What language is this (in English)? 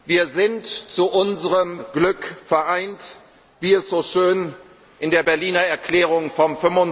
German